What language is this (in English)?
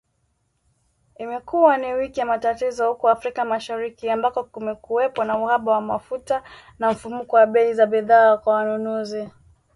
Swahili